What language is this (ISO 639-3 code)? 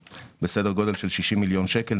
heb